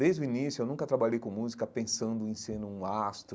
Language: Portuguese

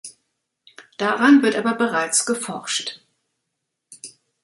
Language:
German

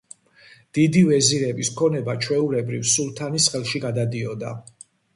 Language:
Georgian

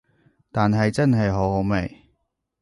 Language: Cantonese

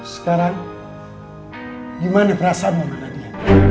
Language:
Indonesian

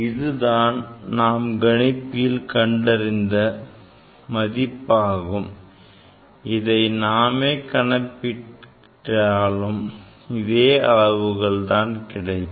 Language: Tamil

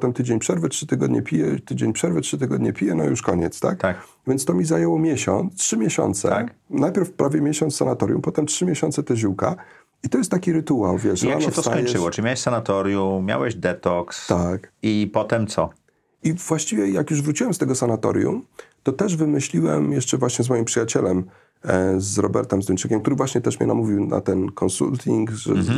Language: Polish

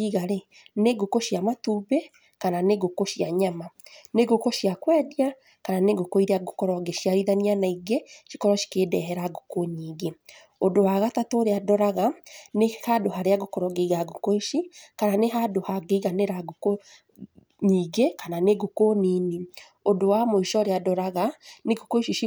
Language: Kikuyu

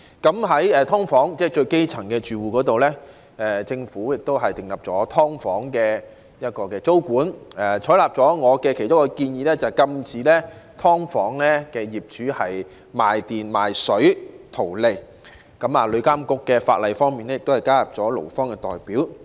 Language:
Cantonese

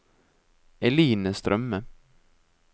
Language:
Norwegian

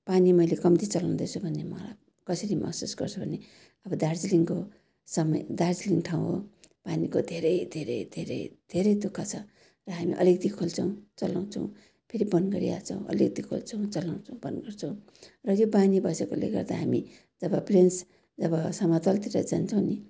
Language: Nepali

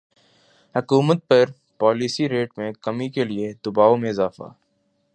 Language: Urdu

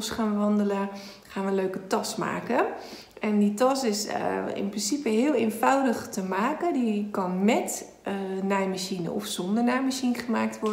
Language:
Dutch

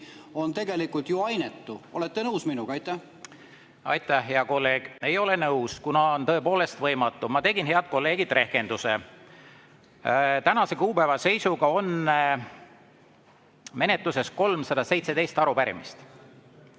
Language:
Estonian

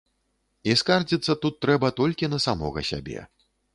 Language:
Belarusian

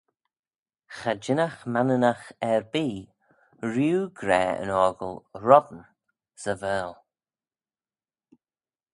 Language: Manx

